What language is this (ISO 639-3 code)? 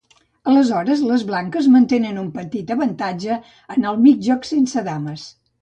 cat